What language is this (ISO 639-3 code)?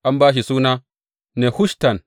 hau